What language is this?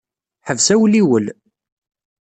Kabyle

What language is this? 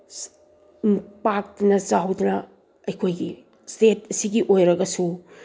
Manipuri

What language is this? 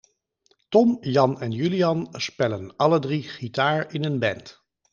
Dutch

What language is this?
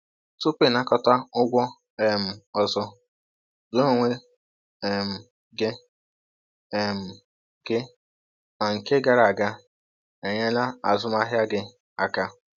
Igbo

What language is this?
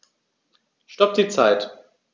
German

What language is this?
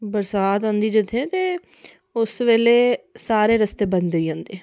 Dogri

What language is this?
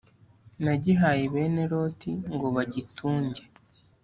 Kinyarwanda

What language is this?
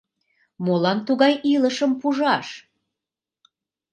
Mari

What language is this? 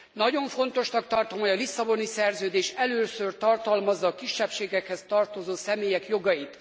Hungarian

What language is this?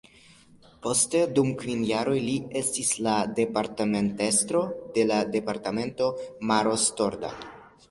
Esperanto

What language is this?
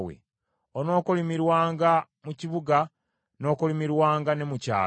Ganda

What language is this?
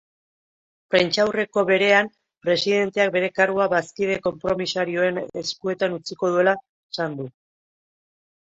Basque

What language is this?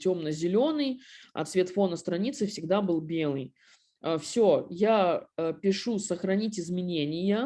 Russian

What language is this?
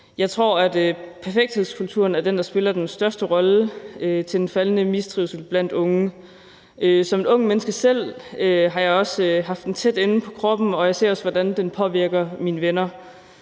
Danish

